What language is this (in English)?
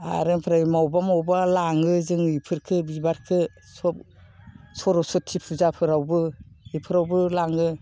Bodo